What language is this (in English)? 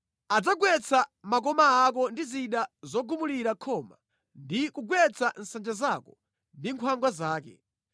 Nyanja